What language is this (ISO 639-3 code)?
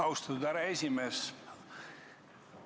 est